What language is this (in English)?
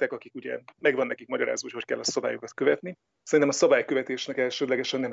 Hungarian